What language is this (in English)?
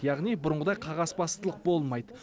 Kazakh